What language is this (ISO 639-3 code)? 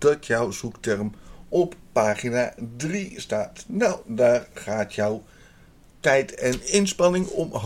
nld